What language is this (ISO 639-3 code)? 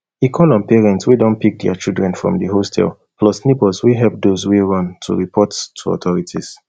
pcm